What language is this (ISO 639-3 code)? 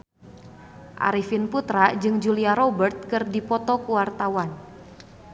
sun